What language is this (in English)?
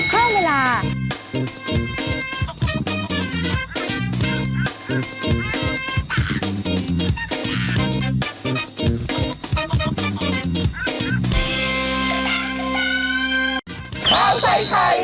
Thai